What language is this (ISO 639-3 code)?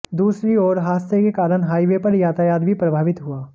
hin